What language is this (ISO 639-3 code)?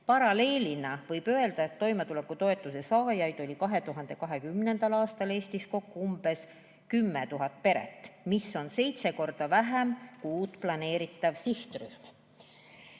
est